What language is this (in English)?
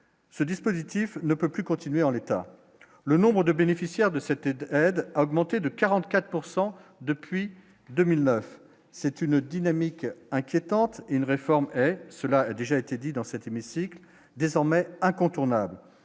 French